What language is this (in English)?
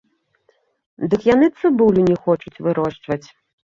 Belarusian